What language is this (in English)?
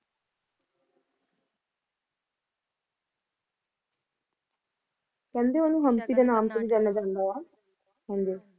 Punjabi